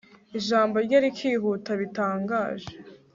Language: Kinyarwanda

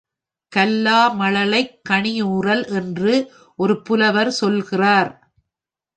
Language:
Tamil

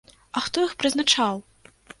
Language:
Belarusian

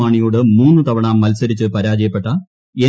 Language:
Malayalam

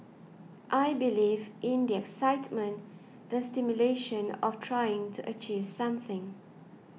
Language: English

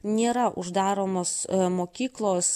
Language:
Lithuanian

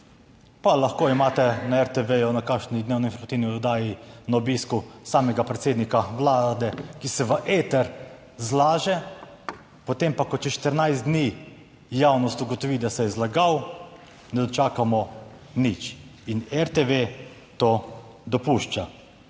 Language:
Slovenian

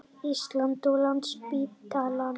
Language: Icelandic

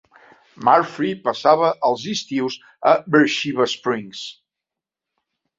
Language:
Catalan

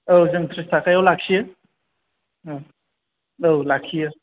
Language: Bodo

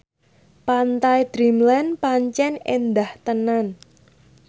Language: Javanese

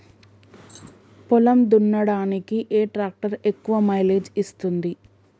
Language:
Telugu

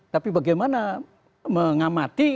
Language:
Indonesian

